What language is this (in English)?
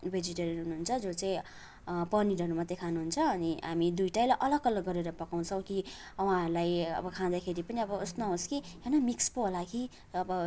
Nepali